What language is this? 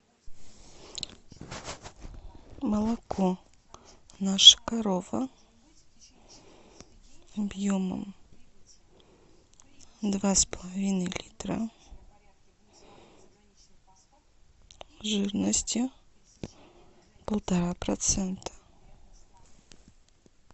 Russian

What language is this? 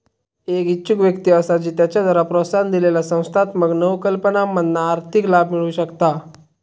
Marathi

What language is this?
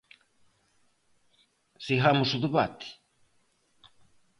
Galician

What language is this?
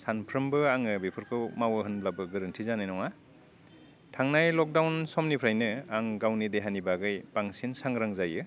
Bodo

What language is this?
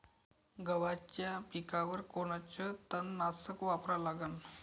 Marathi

